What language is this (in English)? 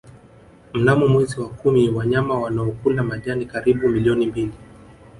Swahili